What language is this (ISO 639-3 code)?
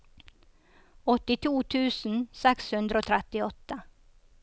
nor